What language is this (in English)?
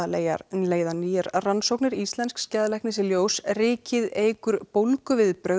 Icelandic